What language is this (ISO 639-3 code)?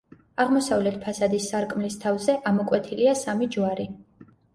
kat